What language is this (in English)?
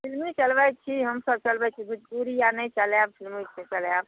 Maithili